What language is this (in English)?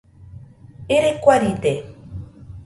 Nüpode Huitoto